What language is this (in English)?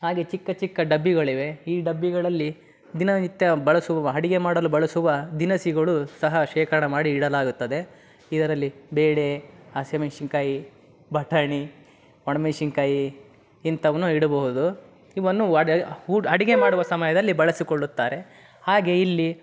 Kannada